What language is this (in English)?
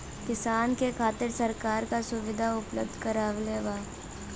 Bhojpuri